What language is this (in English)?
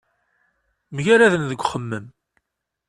Kabyle